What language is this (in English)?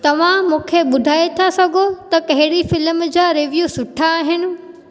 Sindhi